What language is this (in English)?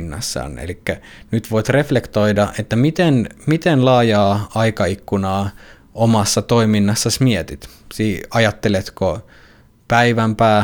Finnish